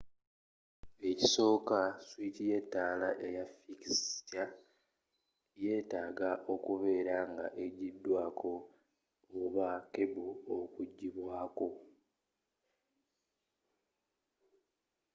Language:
Ganda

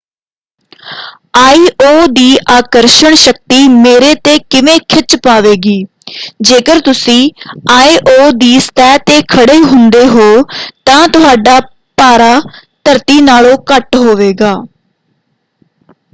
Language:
Punjabi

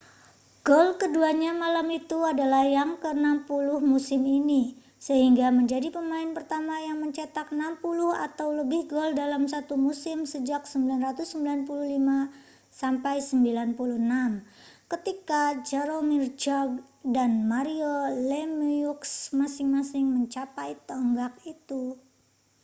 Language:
Indonesian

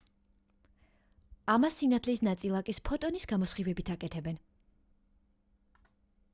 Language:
Georgian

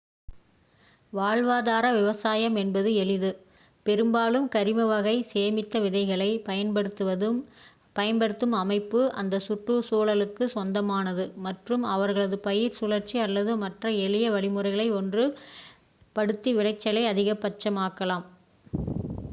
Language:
Tamil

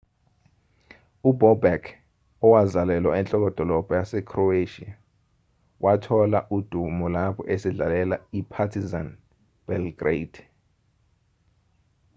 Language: Zulu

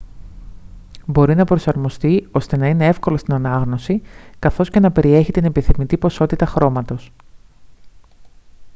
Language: Greek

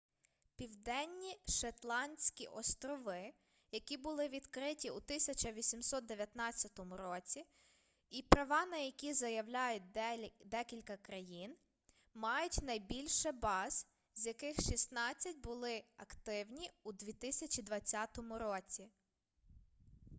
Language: Ukrainian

